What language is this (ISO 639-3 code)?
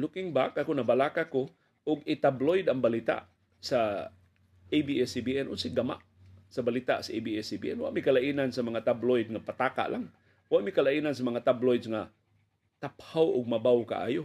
fil